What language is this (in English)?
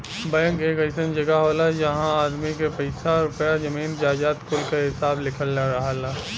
Bhojpuri